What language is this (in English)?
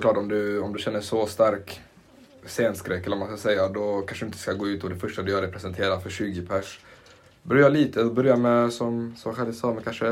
Swedish